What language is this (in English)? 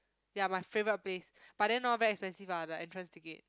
English